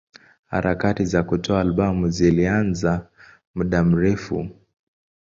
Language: Swahili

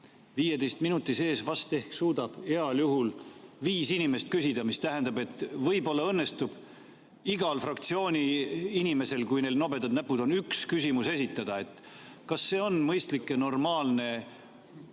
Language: Estonian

